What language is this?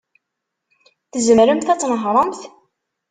Kabyle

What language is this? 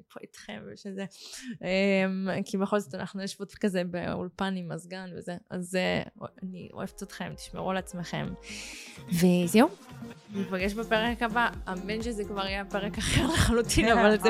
Hebrew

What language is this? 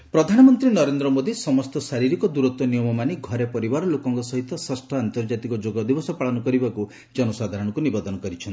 Odia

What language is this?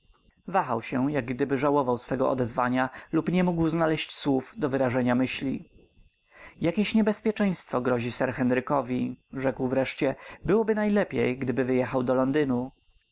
Polish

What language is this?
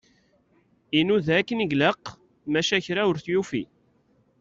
Kabyle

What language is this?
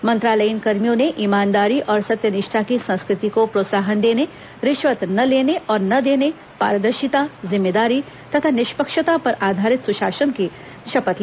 Hindi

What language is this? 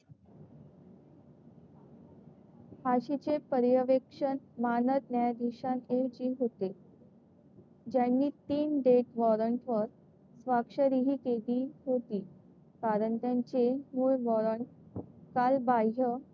Marathi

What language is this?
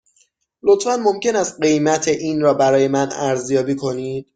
Persian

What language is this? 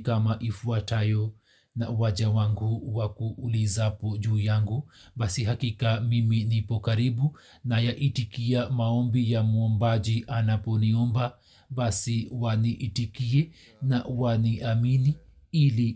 Swahili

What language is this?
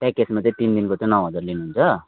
Nepali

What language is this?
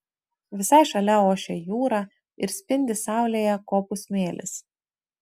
Lithuanian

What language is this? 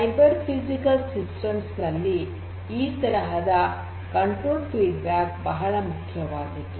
Kannada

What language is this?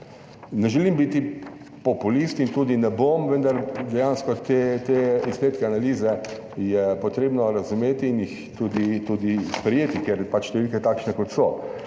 Slovenian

